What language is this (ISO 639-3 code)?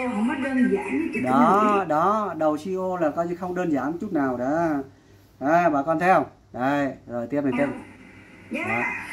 vie